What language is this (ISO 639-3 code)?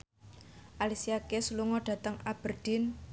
jav